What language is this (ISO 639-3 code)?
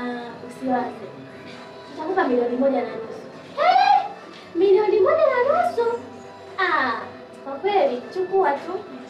swa